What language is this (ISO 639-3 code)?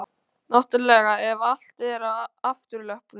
isl